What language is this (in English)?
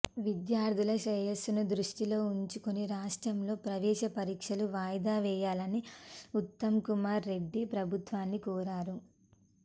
Telugu